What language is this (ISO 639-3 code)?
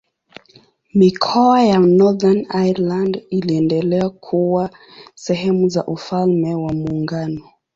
swa